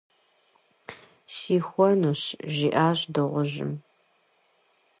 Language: Kabardian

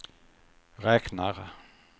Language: Swedish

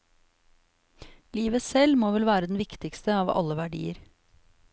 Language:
Norwegian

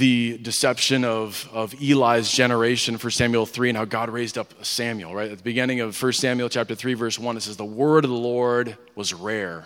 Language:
English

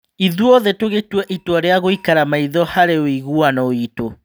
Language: Kikuyu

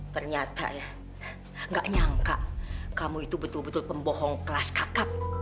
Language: Indonesian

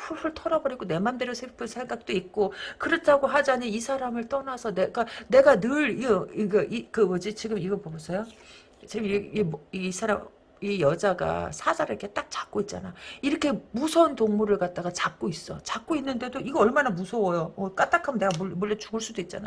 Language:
Korean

